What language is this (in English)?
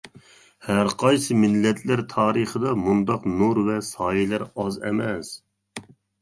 Uyghur